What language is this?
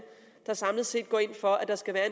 Danish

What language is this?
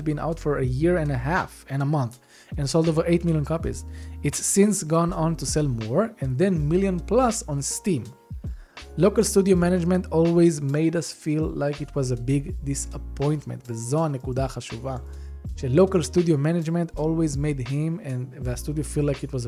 Hebrew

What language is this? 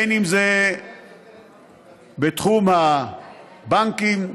Hebrew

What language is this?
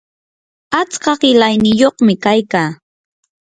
Yanahuanca Pasco Quechua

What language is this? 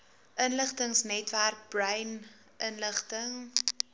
Afrikaans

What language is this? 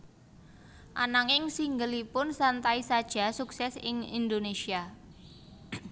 Javanese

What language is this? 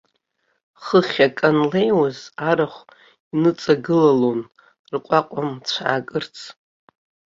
Abkhazian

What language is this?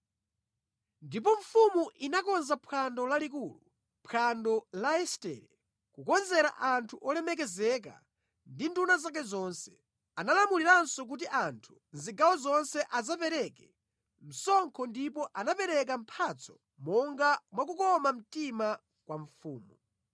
Nyanja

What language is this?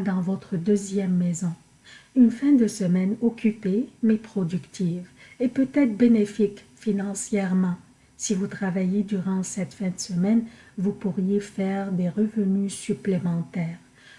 French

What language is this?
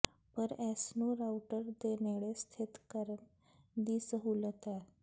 Punjabi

